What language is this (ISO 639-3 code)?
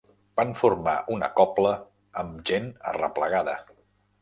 cat